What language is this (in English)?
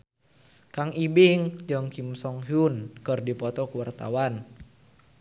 Sundanese